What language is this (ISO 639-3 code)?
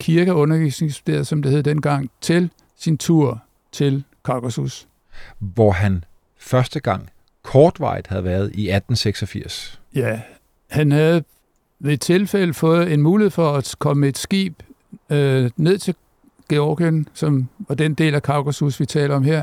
dan